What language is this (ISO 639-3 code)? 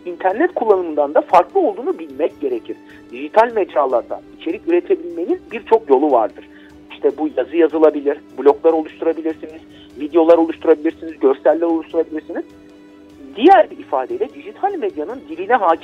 tur